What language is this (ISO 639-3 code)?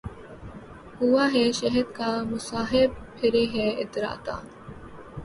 urd